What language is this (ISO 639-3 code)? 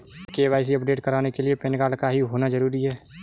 hin